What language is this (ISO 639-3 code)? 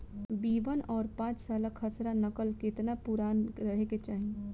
bho